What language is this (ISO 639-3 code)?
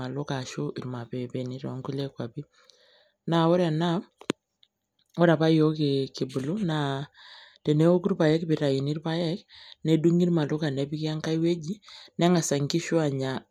mas